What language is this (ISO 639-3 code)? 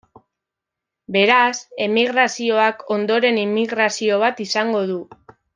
eus